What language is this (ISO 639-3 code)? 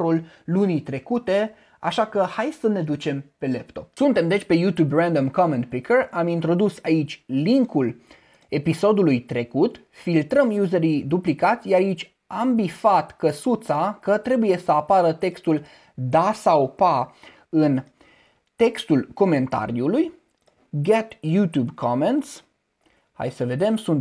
ron